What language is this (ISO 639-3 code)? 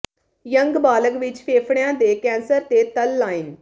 pan